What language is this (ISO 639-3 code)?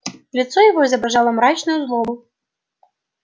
rus